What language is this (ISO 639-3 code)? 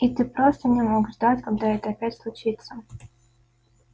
rus